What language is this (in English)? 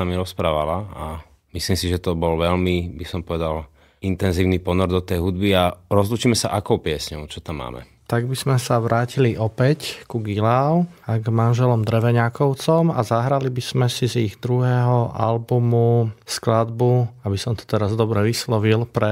Slovak